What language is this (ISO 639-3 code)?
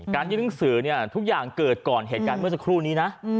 tha